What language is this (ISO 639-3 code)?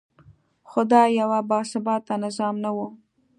pus